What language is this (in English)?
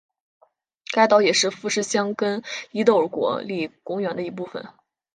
Chinese